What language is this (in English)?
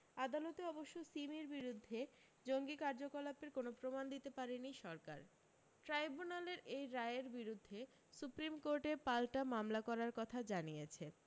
Bangla